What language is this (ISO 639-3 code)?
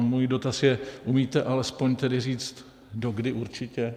ces